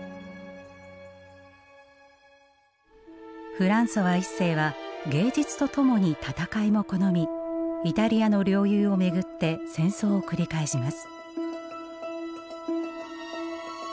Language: Japanese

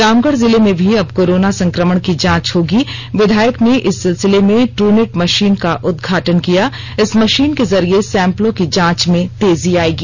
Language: Hindi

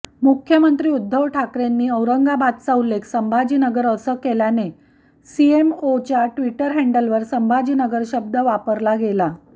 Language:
Marathi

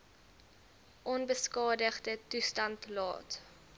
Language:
Afrikaans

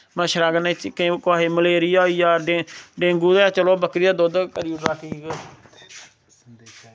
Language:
Dogri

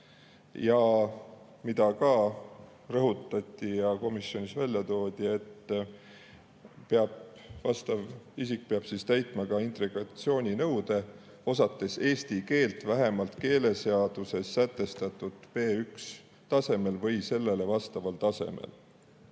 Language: Estonian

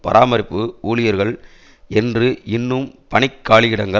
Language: Tamil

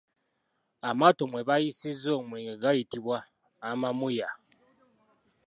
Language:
Ganda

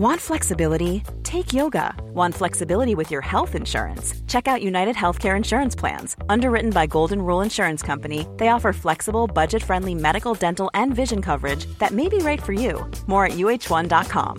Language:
French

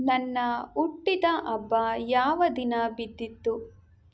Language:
Kannada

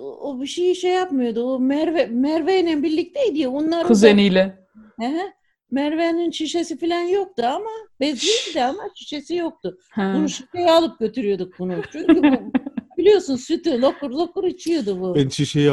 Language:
Turkish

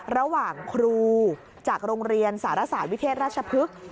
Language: Thai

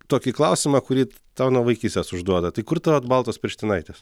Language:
Lithuanian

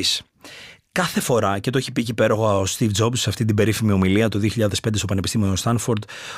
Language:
Greek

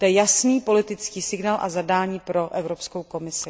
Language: Czech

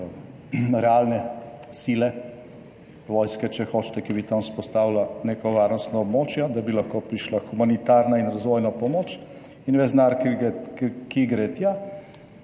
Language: Slovenian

